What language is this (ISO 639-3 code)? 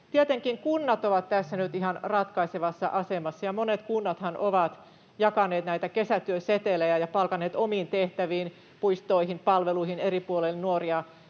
fin